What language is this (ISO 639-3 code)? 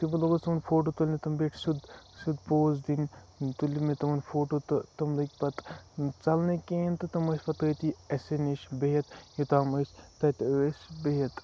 kas